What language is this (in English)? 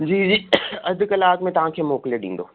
Sindhi